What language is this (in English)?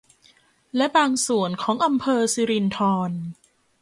Thai